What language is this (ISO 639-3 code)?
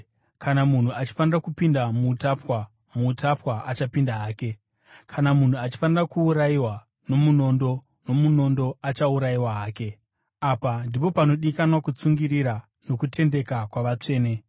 sna